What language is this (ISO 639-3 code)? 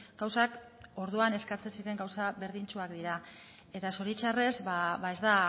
eus